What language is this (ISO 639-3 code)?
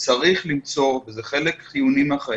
heb